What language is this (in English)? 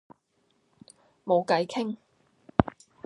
Cantonese